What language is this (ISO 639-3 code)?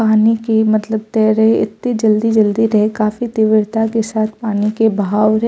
mai